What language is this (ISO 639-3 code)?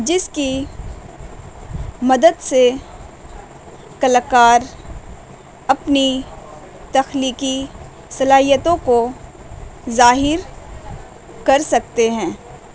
urd